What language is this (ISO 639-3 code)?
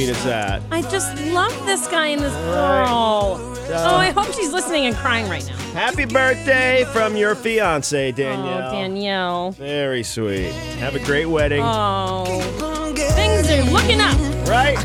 eng